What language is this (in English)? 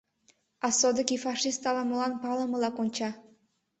Mari